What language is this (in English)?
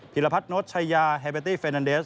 Thai